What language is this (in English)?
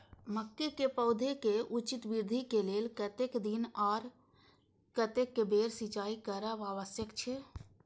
Maithili